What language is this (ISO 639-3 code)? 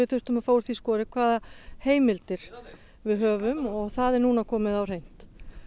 isl